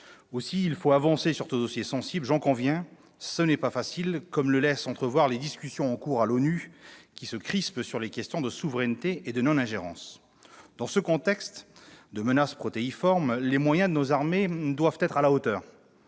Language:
French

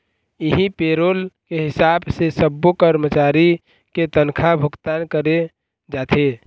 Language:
Chhattisgarhi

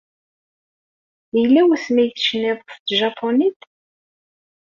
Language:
Kabyle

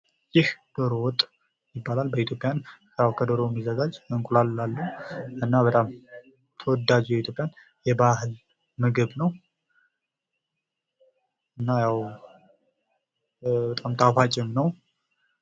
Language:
Amharic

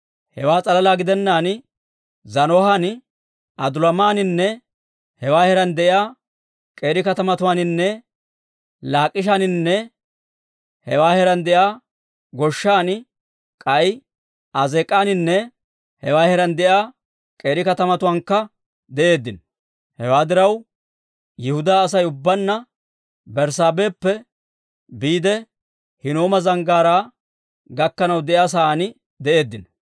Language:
Dawro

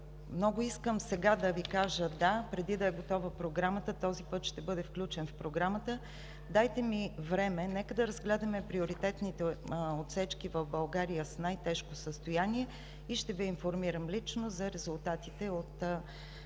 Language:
Bulgarian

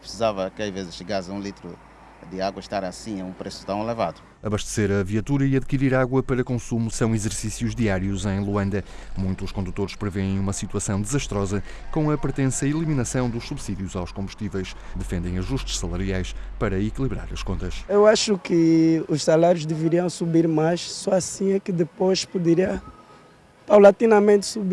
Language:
Portuguese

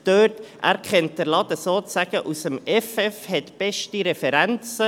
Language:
Swiss German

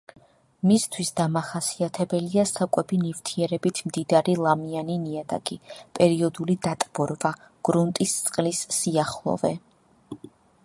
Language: Georgian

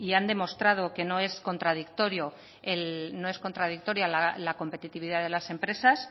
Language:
Spanish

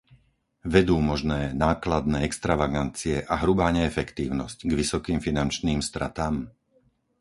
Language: Slovak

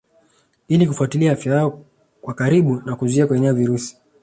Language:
Swahili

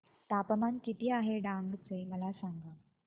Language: Marathi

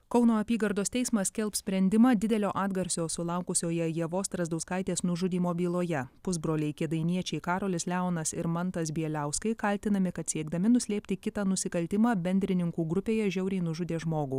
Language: Lithuanian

